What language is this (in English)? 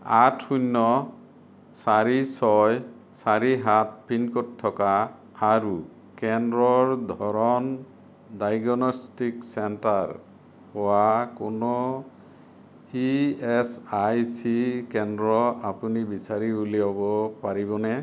Assamese